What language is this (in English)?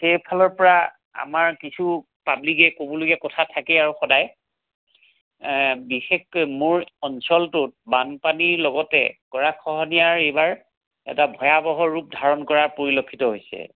Assamese